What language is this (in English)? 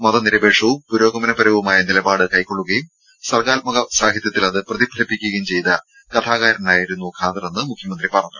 Malayalam